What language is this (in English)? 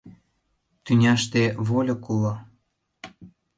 Mari